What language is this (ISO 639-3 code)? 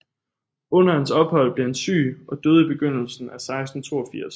dan